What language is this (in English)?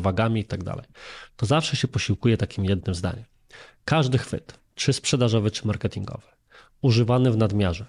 Polish